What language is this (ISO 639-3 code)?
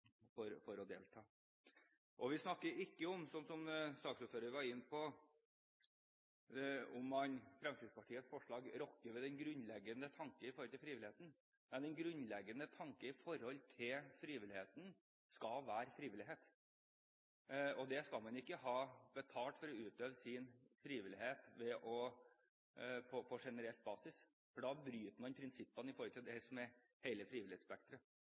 nob